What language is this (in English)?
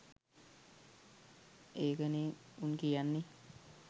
Sinhala